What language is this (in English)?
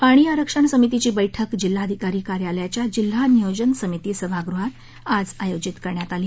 Marathi